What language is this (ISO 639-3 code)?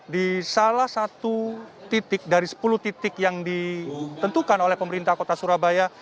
ind